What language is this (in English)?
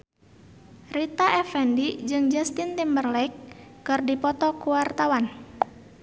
Sundanese